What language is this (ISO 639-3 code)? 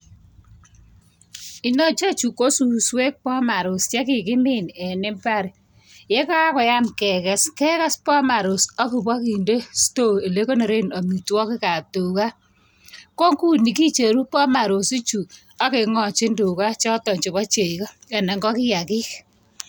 kln